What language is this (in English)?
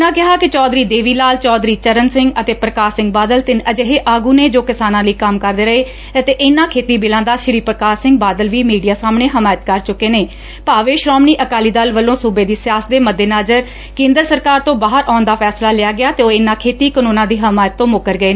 Punjabi